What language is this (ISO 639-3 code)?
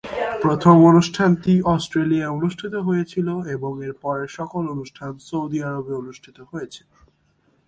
ben